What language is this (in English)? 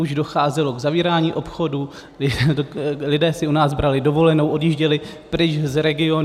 Czech